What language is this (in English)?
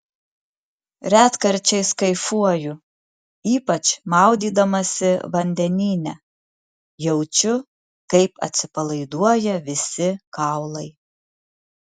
Lithuanian